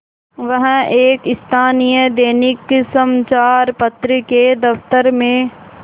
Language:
Hindi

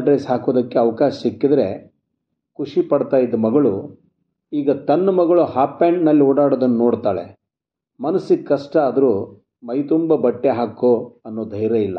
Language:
Kannada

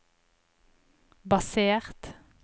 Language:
Norwegian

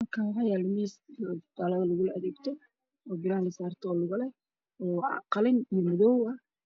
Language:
Somali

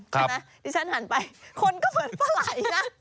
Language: Thai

